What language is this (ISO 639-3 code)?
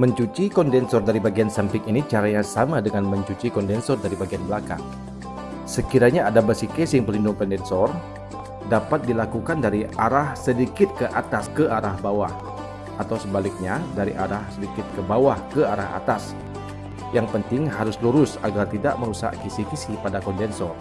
ind